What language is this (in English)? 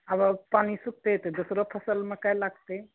Maithili